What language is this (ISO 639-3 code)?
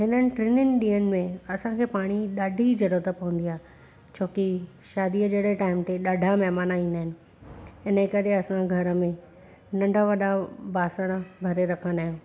snd